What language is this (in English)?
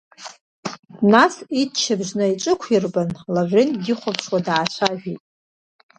Abkhazian